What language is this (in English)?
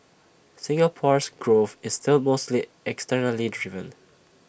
English